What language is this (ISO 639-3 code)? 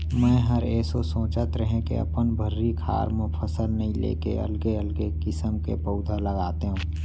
hne